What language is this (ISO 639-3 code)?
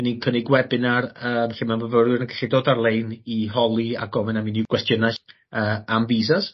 cym